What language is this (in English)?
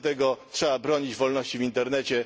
Polish